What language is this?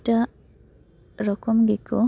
Santali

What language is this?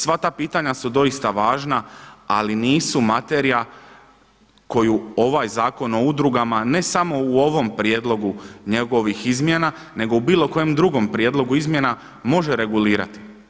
Croatian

